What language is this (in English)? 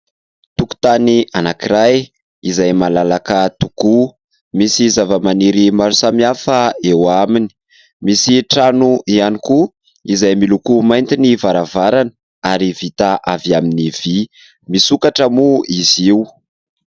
Malagasy